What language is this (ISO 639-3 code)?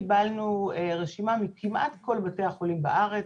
heb